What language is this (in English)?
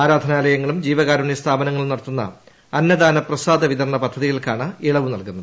Malayalam